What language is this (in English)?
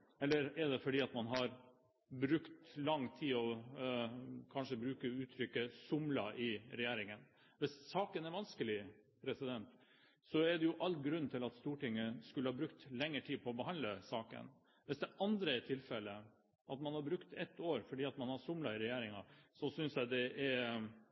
Norwegian Bokmål